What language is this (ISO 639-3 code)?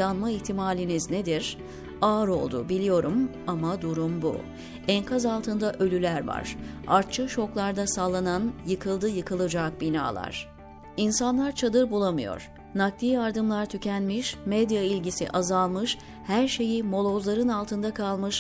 tur